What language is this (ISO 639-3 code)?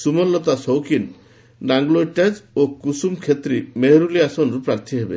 ori